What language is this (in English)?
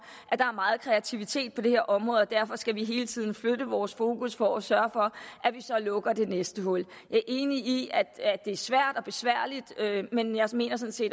Danish